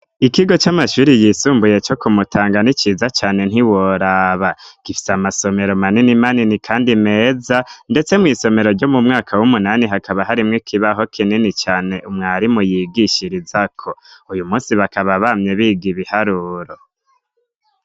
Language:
Rundi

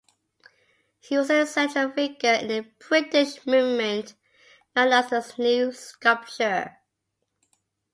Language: English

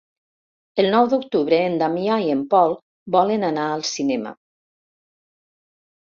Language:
Catalan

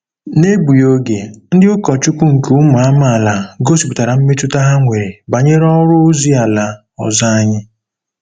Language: Igbo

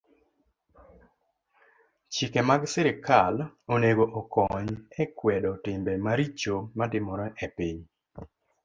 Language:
Luo (Kenya and Tanzania)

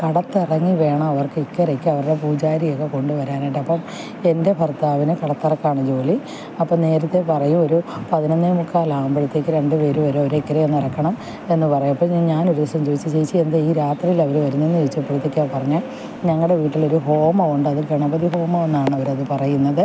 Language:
Malayalam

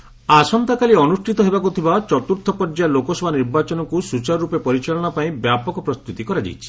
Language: Odia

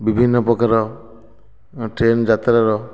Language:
Odia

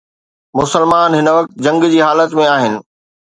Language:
Sindhi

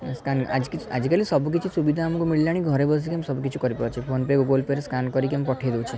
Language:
Odia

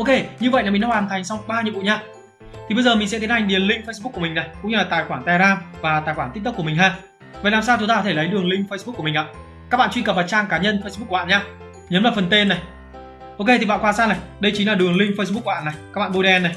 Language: Vietnamese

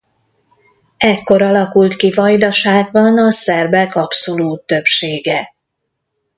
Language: Hungarian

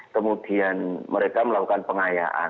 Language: Indonesian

